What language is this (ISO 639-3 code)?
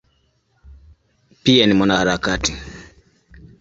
swa